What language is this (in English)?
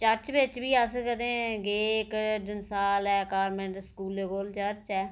Dogri